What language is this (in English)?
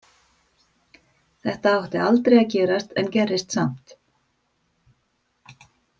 Icelandic